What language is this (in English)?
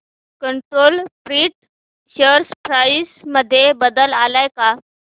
Marathi